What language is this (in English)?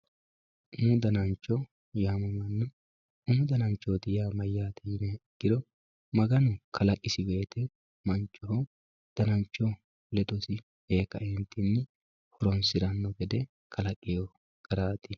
Sidamo